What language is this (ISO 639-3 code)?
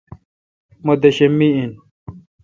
xka